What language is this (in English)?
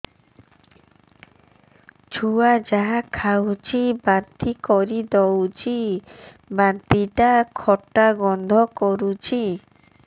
Odia